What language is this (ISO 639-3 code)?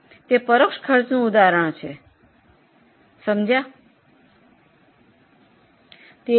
guj